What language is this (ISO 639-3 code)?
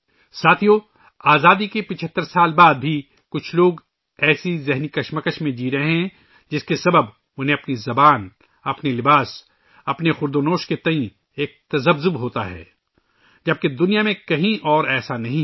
urd